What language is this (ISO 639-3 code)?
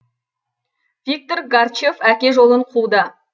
kaz